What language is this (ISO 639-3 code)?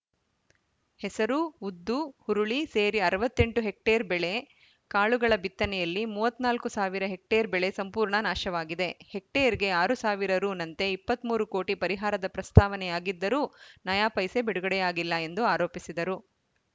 kan